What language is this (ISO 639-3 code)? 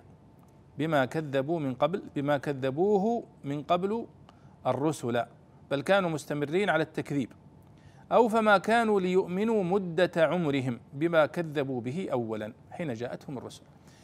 ara